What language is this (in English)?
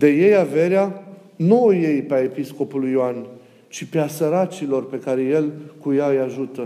Romanian